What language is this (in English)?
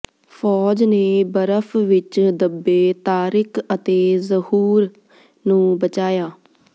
Punjabi